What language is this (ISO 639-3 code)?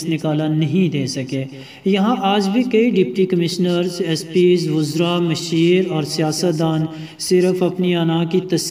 ron